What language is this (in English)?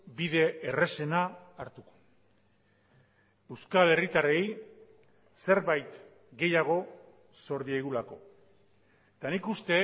Basque